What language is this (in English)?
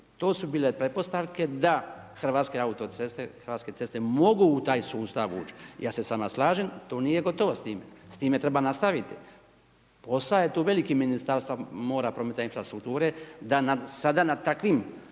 Croatian